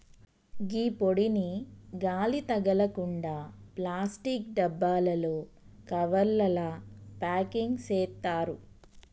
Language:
Telugu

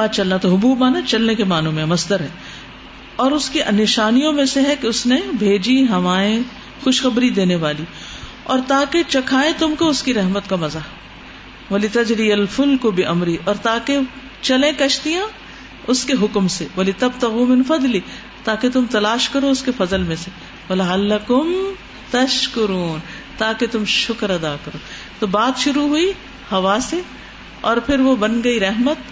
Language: Urdu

